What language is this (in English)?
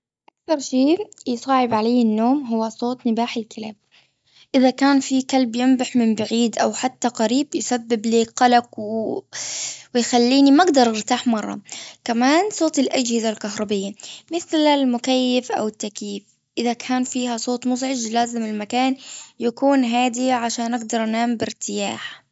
Gulf Arabic